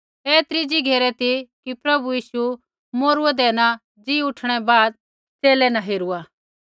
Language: Kullu Pahari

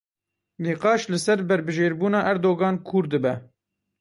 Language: Kurdish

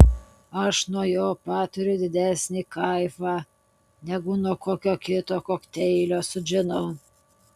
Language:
Lithuanian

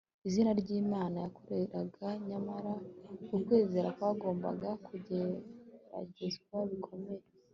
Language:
Kinyarwanda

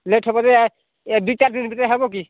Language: Odia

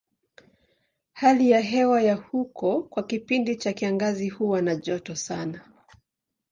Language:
Swahili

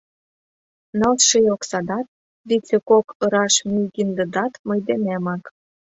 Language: Mari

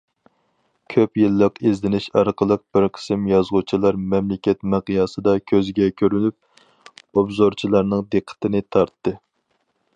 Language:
Uyghur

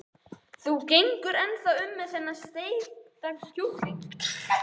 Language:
Icelandic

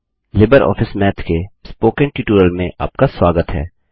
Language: Hindi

